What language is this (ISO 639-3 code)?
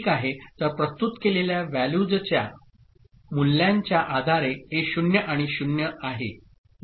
mar